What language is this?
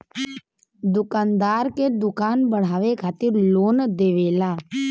Bhojpuri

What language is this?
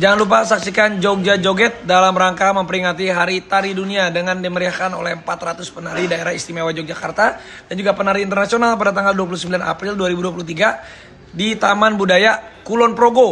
Indonesian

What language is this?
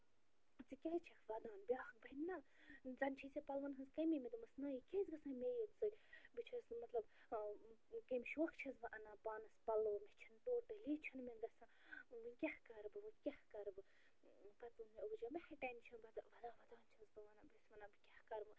Kashmiri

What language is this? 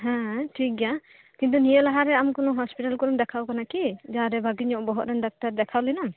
Santali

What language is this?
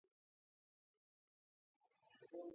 Georgian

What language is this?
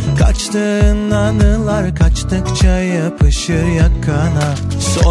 Turkish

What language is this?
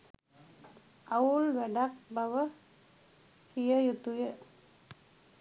Sinhala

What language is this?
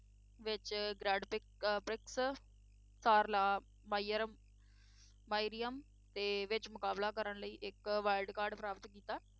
Punjabi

